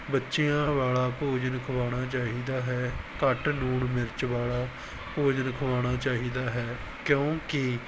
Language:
Punjabi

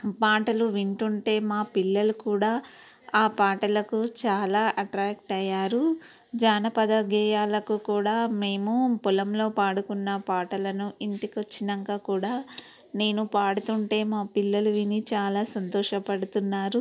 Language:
Telugu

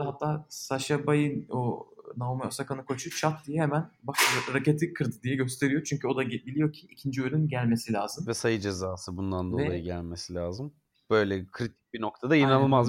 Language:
Turkish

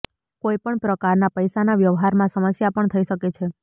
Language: Gujarati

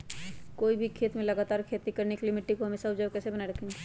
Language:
Magahi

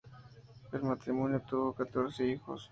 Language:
Spanish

